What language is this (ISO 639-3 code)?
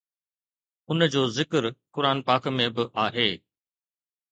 snd